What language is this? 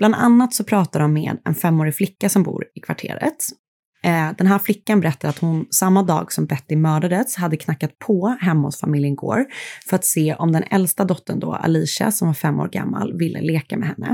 Swedish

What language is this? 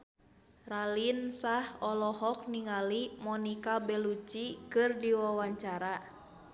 Sundanese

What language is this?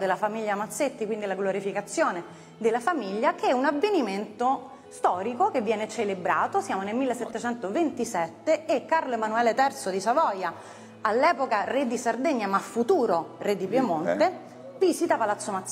Italian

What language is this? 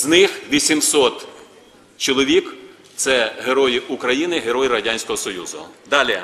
Ukrainian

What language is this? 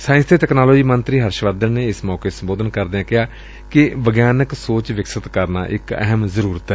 Punjabi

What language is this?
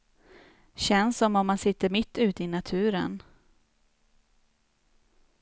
Swedish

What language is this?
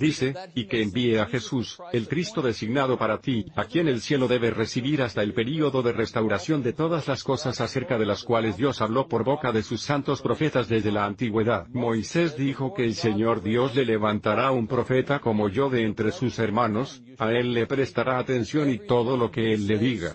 Spanish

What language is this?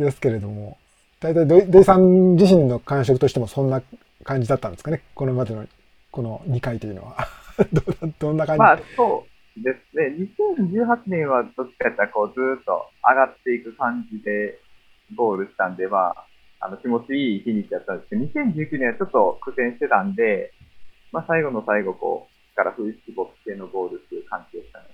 Japanese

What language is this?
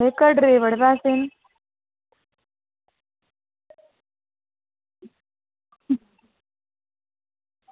Dogri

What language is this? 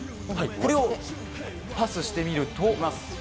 Japanese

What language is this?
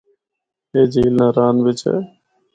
Northern Hindko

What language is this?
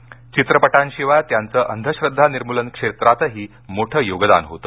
Marathi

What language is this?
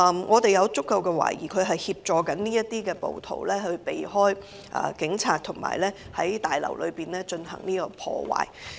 Cantonese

